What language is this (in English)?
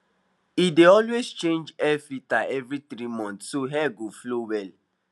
Nigerian Pidgin